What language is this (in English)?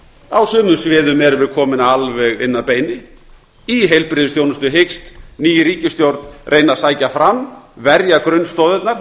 Icelandic